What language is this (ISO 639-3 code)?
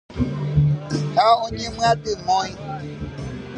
grn